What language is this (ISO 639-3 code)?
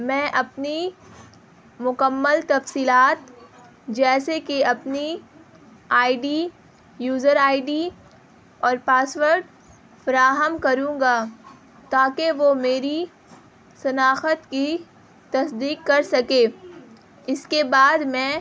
urd